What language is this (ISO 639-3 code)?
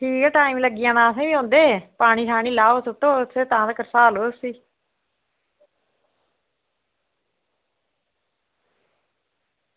doi